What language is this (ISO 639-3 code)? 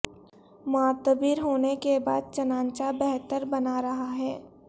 urd